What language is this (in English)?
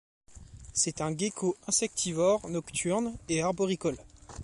French